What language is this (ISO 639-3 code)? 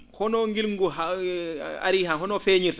ful